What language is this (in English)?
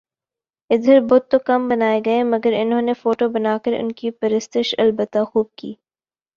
Urdu